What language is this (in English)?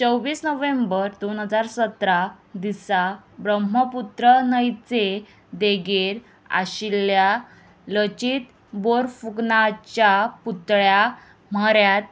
Konkani